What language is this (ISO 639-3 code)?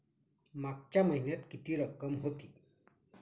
mar